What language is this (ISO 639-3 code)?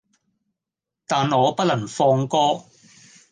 yue